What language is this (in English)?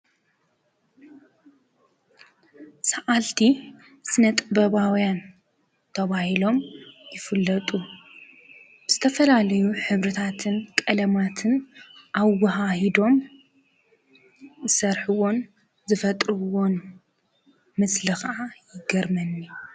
Tigrinya